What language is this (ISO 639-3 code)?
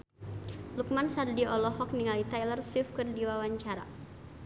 sun